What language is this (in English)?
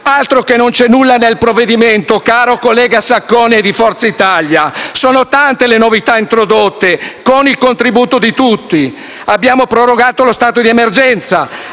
Italian